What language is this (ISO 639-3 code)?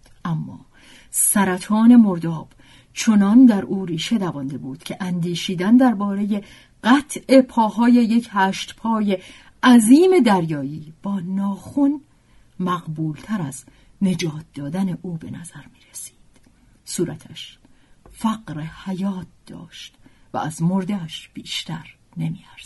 fas